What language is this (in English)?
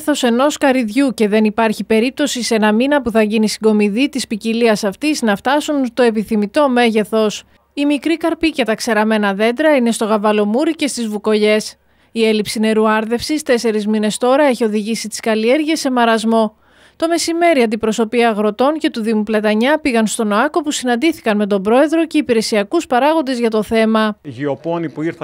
Greek